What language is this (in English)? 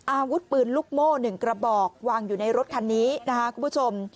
Thai